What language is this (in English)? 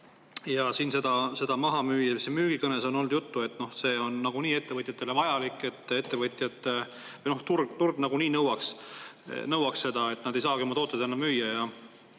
Estonian